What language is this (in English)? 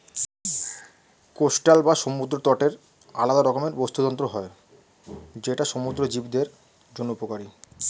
Bangla